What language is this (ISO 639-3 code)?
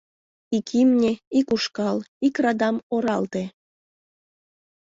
chm